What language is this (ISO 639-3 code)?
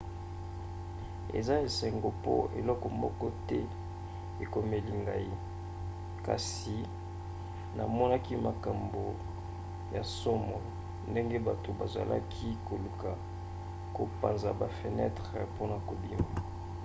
lin